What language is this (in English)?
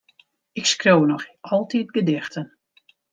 Western Frisian